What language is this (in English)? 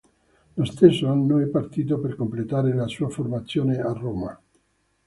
Italian